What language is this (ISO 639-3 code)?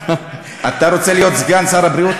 heb